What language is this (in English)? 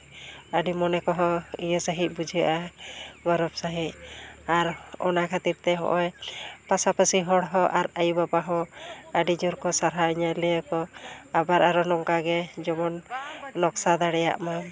Santali